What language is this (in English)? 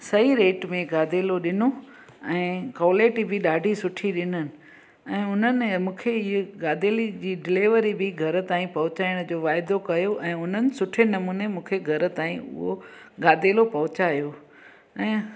Sindhi